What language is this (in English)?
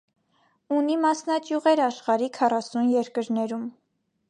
Armenian